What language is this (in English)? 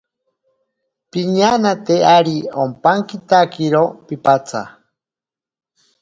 Ashéninka Perené